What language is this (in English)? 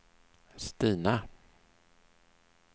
Swedish